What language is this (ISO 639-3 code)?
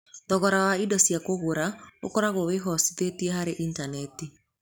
kik